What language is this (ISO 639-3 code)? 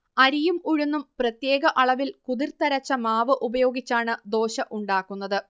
mal